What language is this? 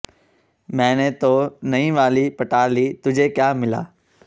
Punjabi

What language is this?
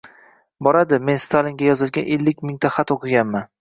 Uzbek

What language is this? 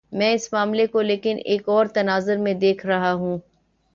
Urdu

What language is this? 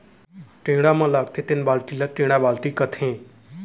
Chhattisgarhi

